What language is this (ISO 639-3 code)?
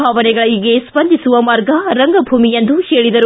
kan